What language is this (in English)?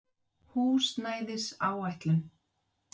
Icelandic